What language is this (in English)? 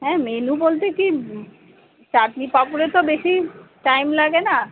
Bangla